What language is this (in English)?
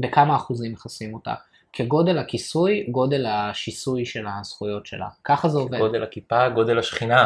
Hebrew